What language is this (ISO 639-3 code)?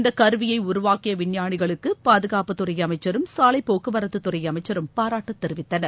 tam